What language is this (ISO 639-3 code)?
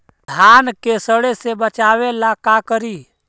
mag